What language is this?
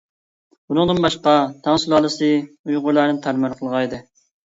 Uyghur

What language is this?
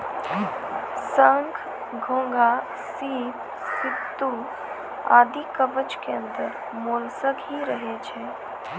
Maithili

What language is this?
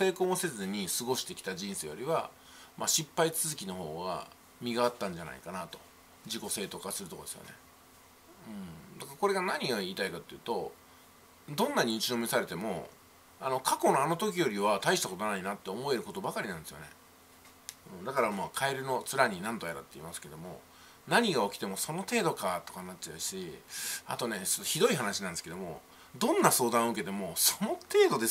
Japanese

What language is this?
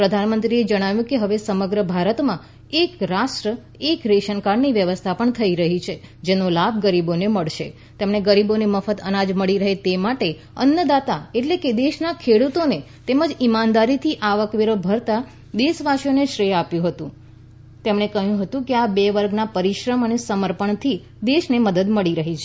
Gujarati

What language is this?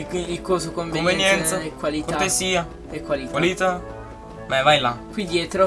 Italian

